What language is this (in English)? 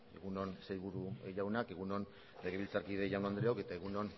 Basque